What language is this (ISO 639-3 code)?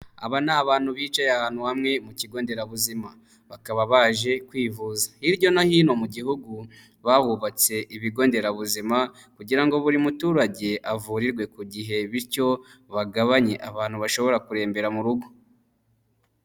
kin